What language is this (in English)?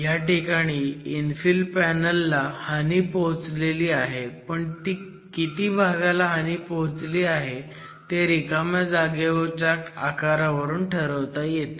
Marathi